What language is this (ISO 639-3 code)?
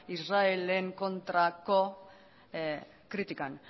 eus